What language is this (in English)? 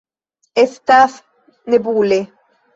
Esperanto